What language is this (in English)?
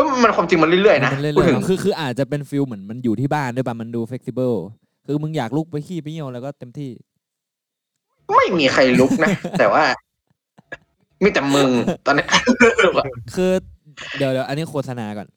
Thai